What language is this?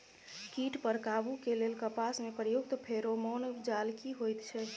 Maithili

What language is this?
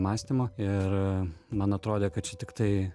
Lithuanian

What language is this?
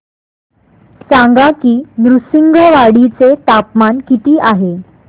Marathi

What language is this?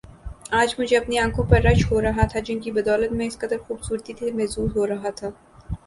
Urdu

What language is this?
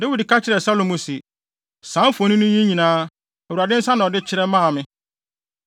Akan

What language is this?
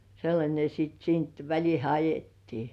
Finnish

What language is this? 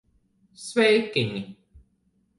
Latvian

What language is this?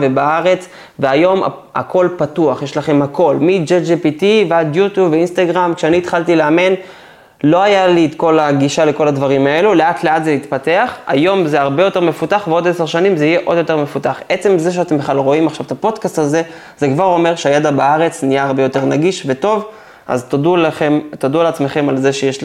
Hebrew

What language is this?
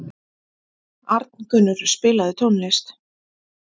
Icelandic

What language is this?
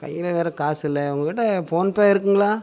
Tamil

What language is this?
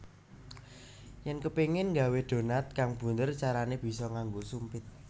Javanese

